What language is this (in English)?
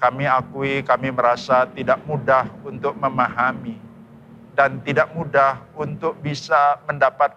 Indonesian